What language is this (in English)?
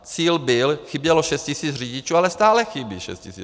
Czech